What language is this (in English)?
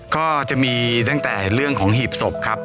Thai